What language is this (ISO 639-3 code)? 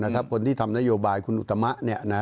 tha